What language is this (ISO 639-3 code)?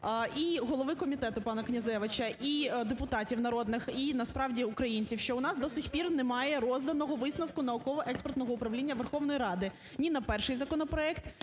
ukr